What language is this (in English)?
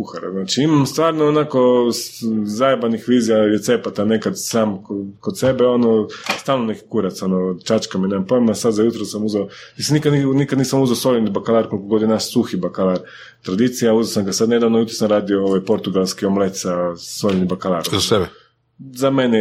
Croatian